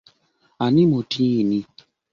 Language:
Ganda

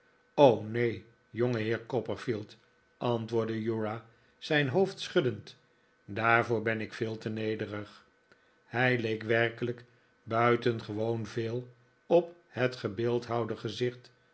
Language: Dutch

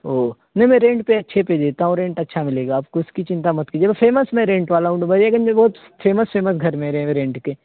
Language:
Urdu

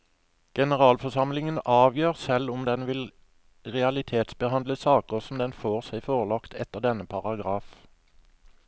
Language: Norwegian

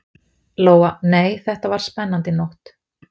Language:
Icelandic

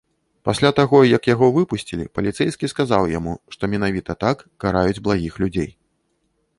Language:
Belarusian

